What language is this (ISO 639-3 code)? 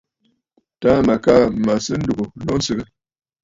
bfd